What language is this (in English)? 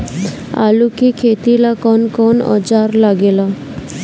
Bhojpuri